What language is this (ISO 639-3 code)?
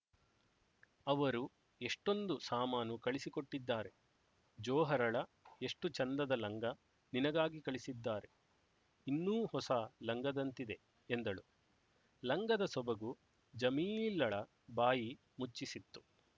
kan